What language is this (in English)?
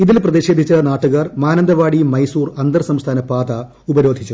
Malayalam